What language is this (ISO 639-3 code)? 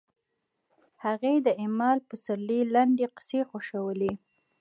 pus